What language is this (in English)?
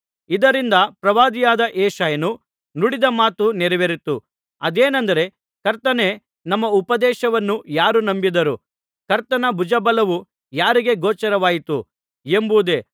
Kannada